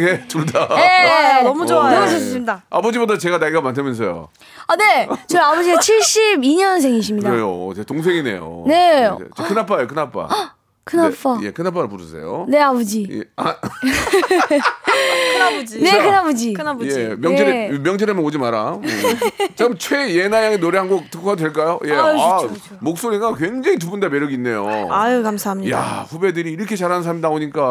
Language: Korean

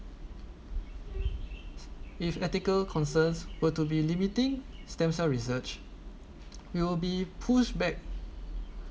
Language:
English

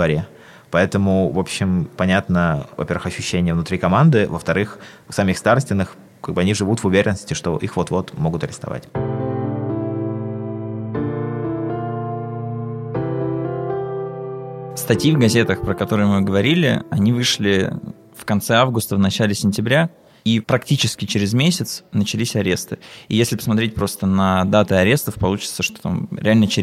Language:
Russian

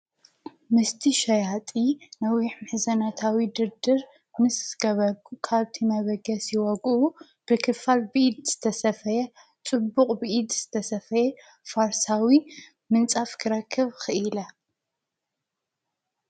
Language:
Tigrinya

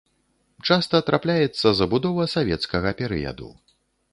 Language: Belarusian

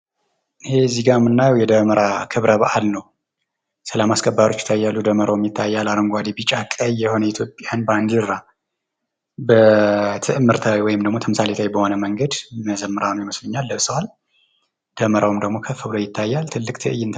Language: Amharic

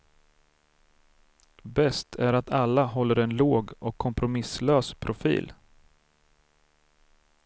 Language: Swedish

